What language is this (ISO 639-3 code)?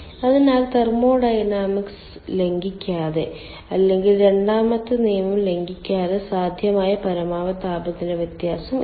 mal